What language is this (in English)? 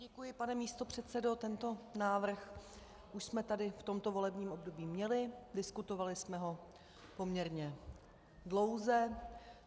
Czech